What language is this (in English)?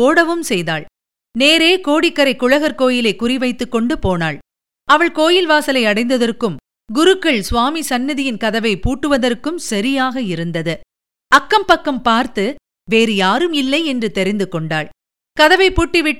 Tamil